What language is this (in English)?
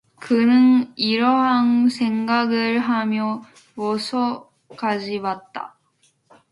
Korean